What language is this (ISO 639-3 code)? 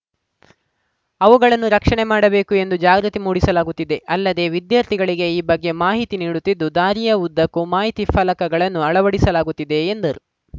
kan